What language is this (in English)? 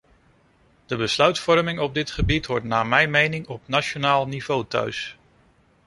Dutch